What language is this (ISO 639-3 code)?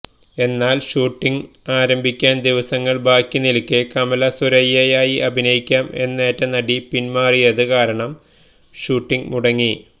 mal